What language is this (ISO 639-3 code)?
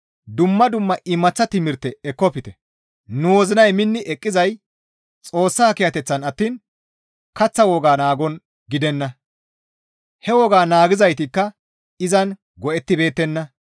gmv